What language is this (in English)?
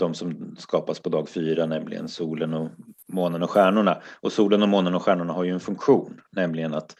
Swedish